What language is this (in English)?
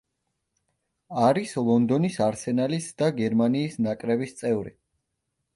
Georgian